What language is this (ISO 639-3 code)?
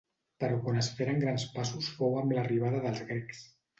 cat